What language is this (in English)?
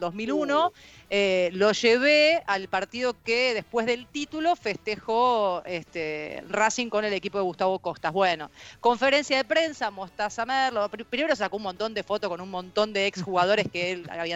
Spanish